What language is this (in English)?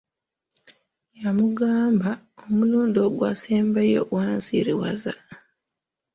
Ganda